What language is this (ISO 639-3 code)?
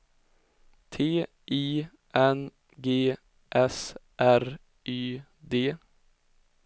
swe